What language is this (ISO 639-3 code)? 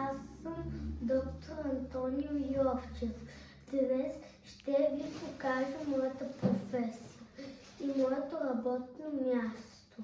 bul